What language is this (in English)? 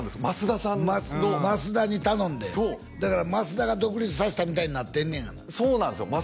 Japanese